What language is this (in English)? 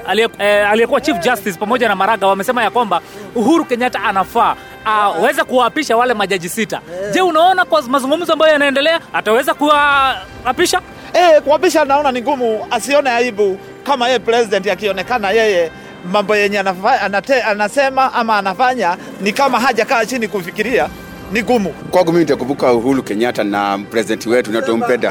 Swahili